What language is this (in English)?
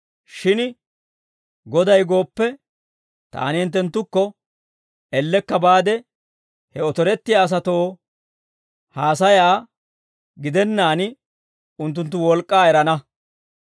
Dawro